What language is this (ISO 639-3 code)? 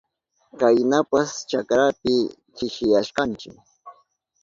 qup